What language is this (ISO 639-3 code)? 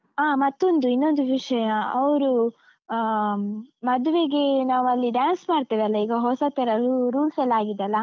kan